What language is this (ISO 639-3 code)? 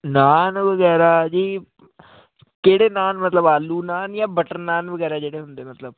pan